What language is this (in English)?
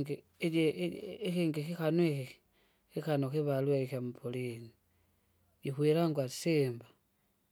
Kinga